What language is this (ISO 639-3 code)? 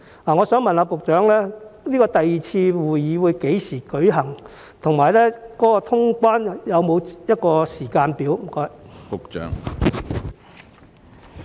yue